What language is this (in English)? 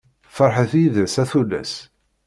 Kabyle